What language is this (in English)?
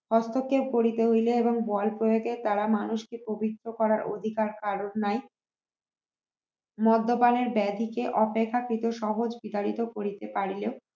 Bangla